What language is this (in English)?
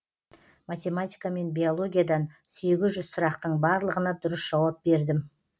Kazakh